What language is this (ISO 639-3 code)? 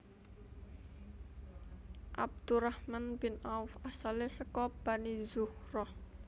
jav